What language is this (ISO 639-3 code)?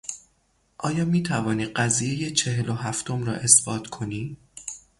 fas